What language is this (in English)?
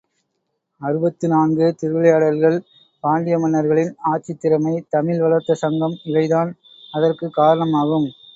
Tamil